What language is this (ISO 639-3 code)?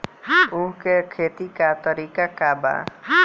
bho